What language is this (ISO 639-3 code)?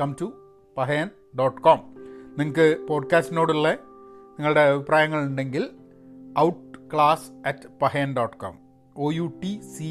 mal